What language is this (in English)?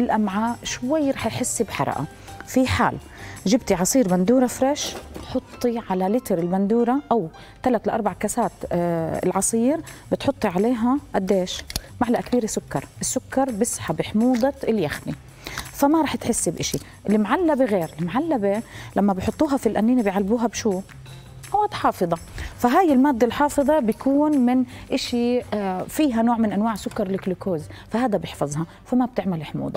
Arabic